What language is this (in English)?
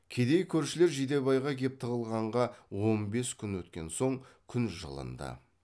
Kazakh